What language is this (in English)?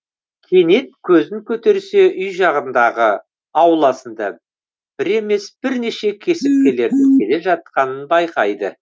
Kazakh